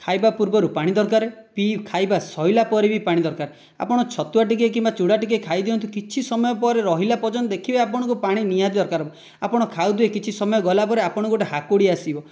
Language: Odia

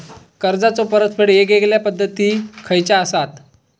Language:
Marathi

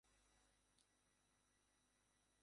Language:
Bangla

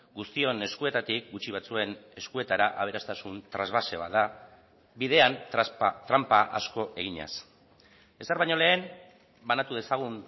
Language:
Basque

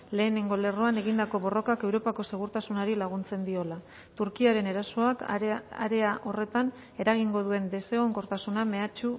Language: Basque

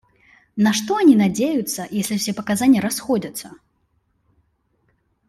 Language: Russian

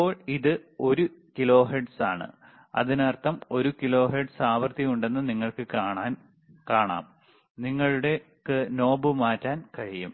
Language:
Malayalam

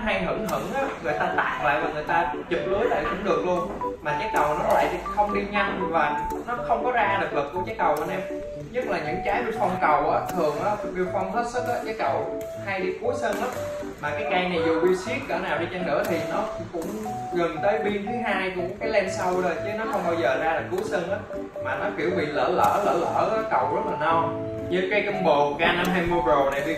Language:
Vietnamese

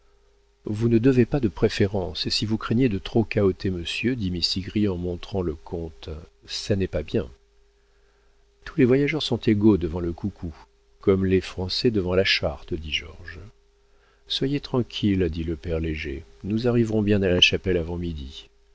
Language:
French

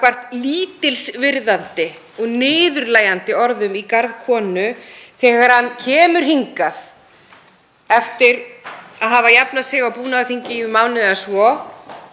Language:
Icelandic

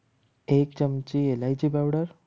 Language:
Gujarati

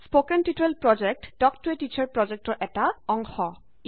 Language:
Assamese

